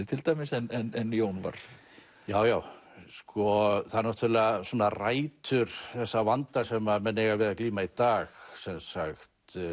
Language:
Icelandic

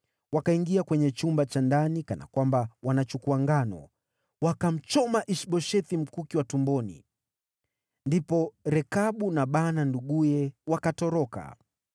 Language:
Swahili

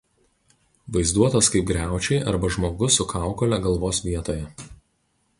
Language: Lithuanian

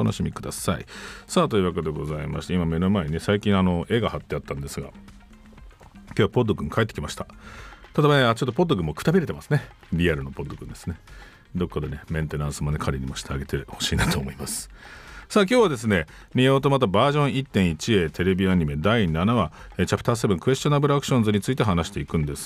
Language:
Japanese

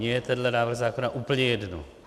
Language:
Czech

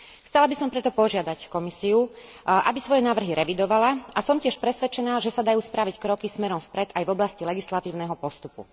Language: Slovak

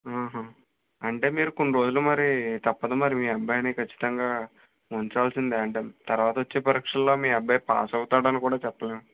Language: Telugu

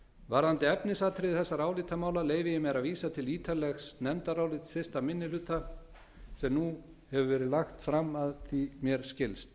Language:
Icelandic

